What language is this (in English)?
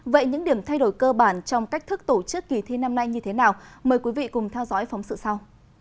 Vietnamese